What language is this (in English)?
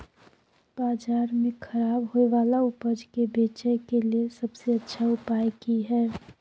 Maithili